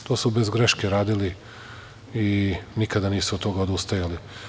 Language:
Serbian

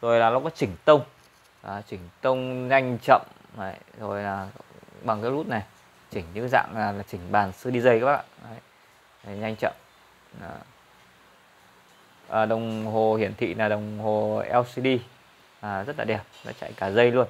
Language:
Vietnamese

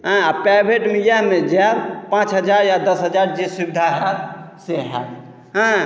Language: Maithili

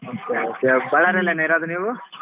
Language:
Kannada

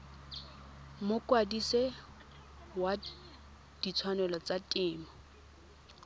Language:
Tswana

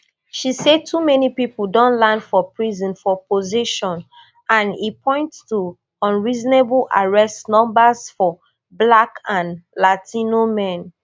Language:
Nigerian Pidgin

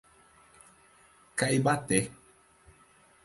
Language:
Portuguese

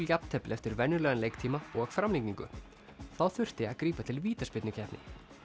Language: Icelandic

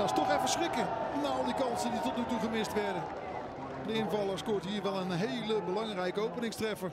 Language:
Dutch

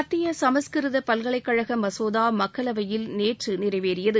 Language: Tamil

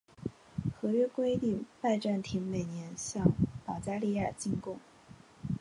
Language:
Chinese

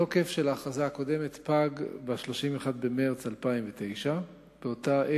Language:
Hebrew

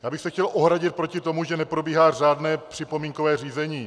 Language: Czech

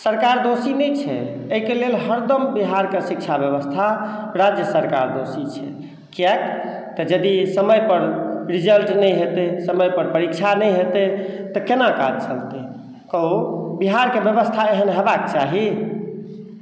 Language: Maithili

